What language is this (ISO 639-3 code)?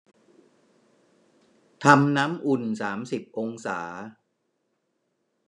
tha